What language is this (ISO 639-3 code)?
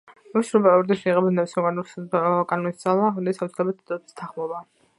kat